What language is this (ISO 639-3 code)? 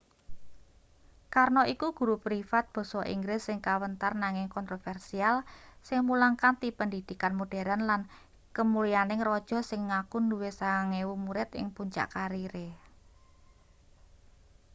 jav